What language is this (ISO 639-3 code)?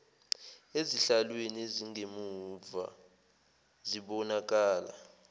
zul